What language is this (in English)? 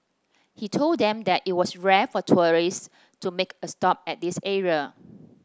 English